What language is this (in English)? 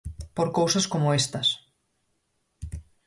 Galician